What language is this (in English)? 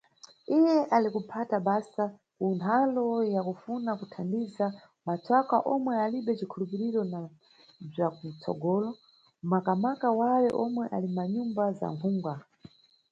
Nyungwe